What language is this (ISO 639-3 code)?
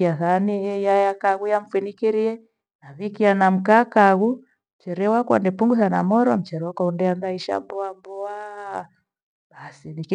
gwe